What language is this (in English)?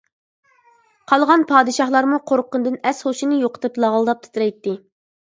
Uyghur